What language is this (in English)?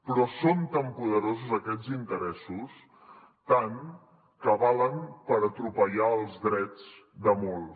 Catalan